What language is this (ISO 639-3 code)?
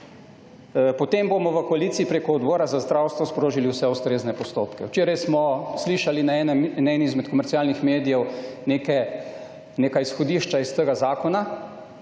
slv